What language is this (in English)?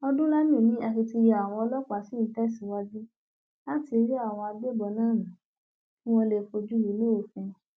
Yoruba